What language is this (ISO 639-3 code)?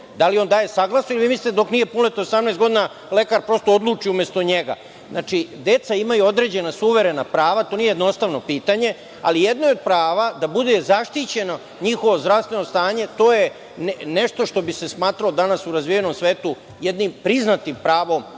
srp